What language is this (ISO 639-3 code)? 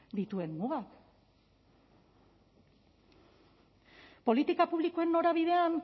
eus